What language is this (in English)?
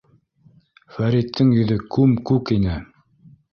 Bashkir